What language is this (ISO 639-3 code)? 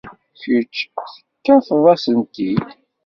kab